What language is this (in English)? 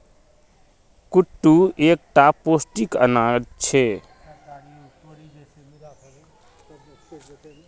Magahi